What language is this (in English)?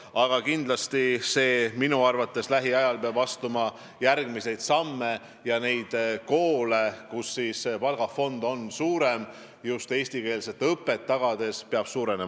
Estonian